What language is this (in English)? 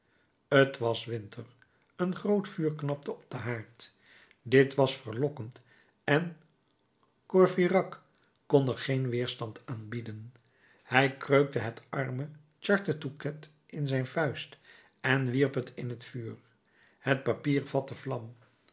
Dutch